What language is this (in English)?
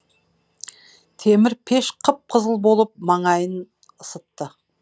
Kazakh